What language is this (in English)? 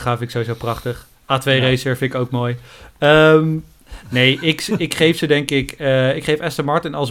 Dutch